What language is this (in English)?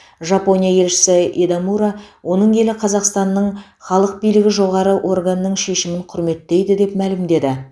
Kazakh